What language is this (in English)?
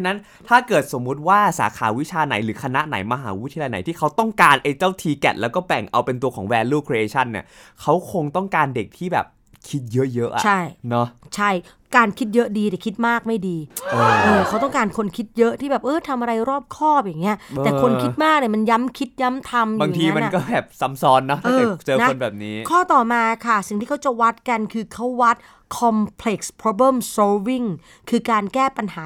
Thai